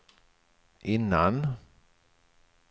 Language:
Swedish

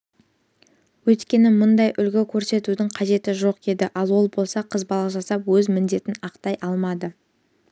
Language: Kazakh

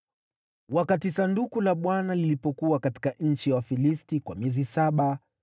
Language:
Swahili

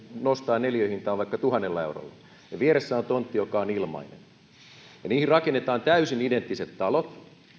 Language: Finnish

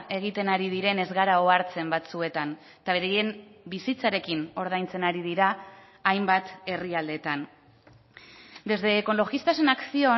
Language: Basque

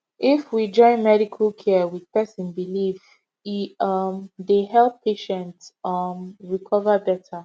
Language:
Nigerian Pidgin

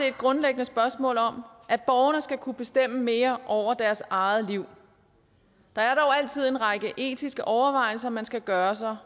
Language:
Danish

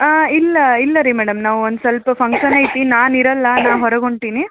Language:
Kannada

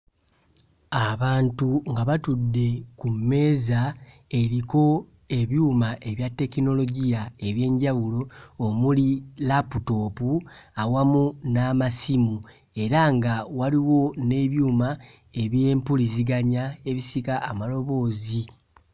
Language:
Ganda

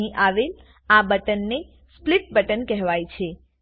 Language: Gujarati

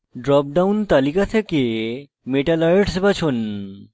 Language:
Bangla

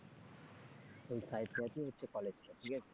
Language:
Bangla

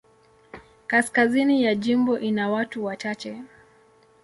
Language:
Swahili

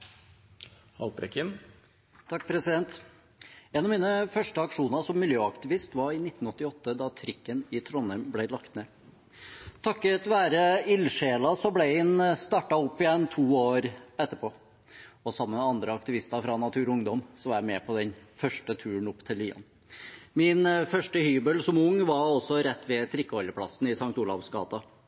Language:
Norwegian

